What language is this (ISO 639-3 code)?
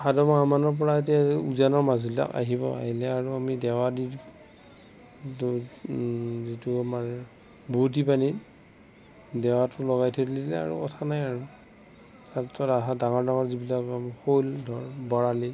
asm